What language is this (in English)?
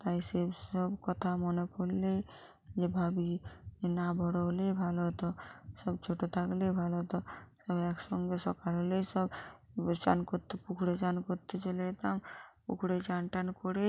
Bangla